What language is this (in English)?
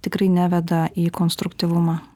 Lithuanian